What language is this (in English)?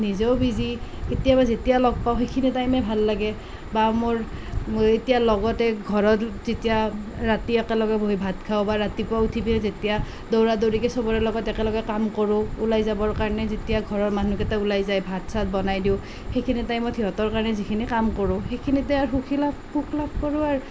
Assamese